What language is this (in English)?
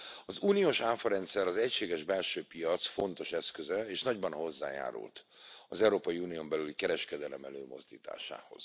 Hungarian